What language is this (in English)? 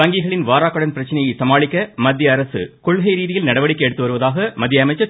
Tamil